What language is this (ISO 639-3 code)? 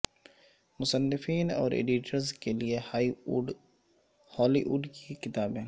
urd